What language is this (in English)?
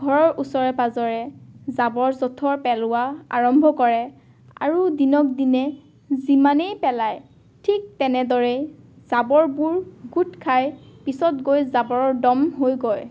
Assamese